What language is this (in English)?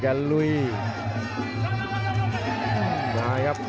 Thai